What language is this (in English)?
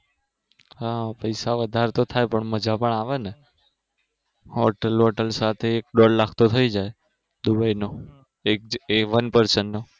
Gujarati